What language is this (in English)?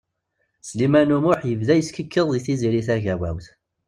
Kabyle